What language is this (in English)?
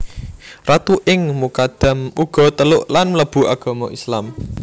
Javanese